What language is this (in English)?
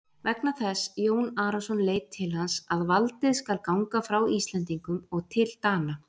Icelandic